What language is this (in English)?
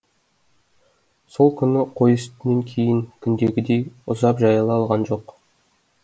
Kazakh